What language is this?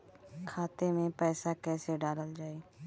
Bhojpuri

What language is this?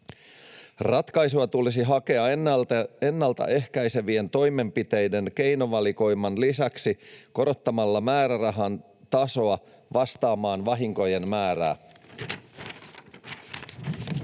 Finnish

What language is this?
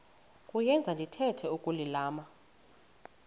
Xhosa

